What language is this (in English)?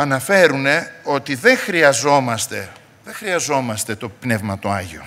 Greek